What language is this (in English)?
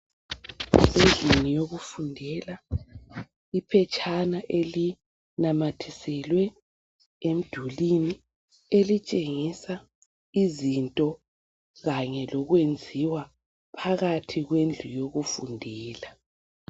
North Ndebele